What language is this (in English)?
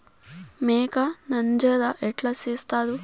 Telugu